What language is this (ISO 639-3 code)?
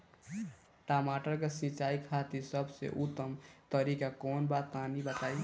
bho